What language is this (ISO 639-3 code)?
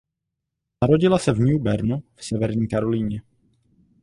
ces